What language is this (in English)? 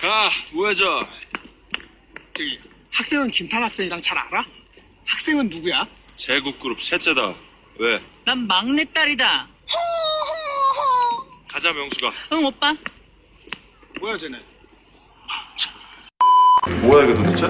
Korean